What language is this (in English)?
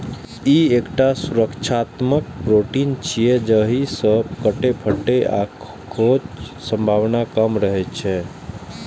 Maithili